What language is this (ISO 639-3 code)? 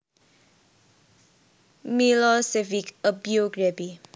jav